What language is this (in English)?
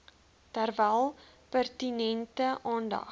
Afrikaans